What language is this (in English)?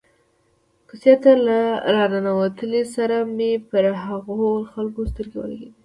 Pashto